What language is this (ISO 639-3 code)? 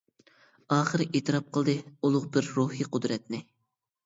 uig